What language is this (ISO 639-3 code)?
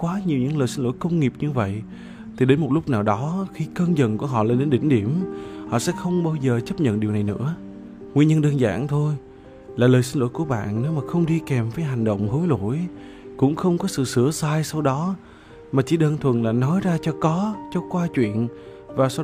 vie